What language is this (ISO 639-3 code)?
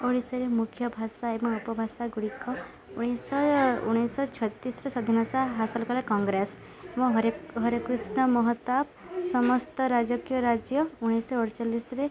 ori